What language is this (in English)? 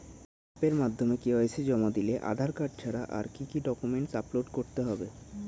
Bangla